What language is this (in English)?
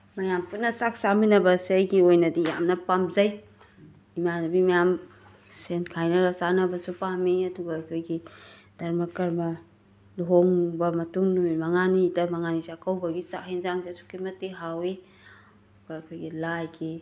Manipuri